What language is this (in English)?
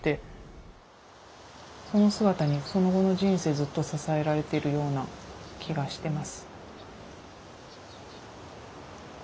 Japanese